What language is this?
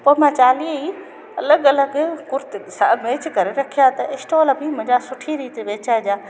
Sindhi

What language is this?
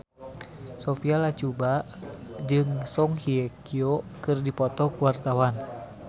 Sundanese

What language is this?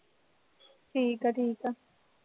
Punjabi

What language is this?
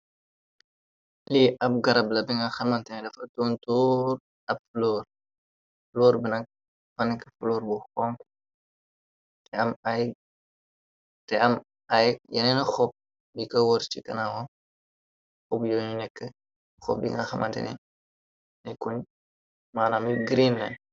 Wolof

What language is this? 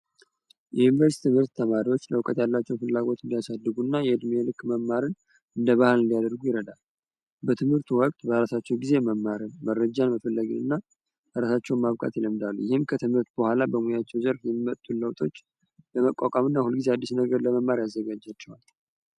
Amharic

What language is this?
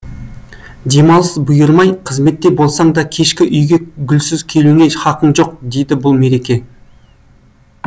Kazakh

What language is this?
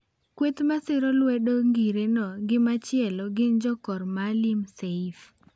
Luo (Kenya and Tanzania)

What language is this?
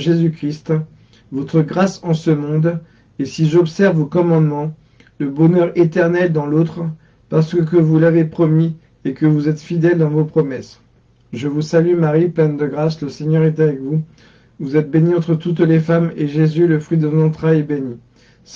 French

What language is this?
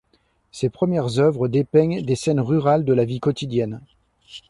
French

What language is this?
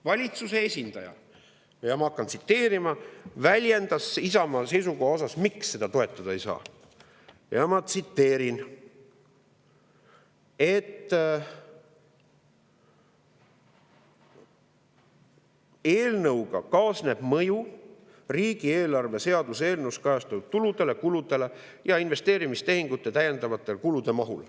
Estonian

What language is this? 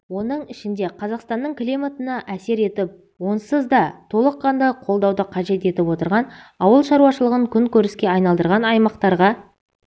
Kazakh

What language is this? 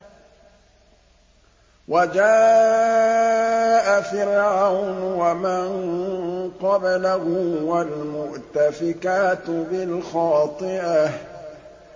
Arabic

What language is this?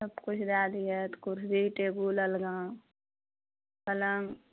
Maithili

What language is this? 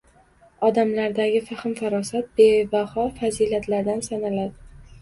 Uzbek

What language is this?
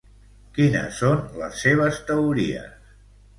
Catalan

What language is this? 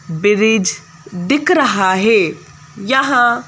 Hindi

